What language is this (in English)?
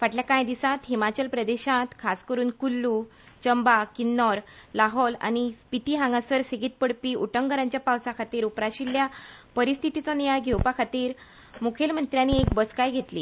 Konkani